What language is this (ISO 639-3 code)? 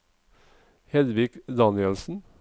nor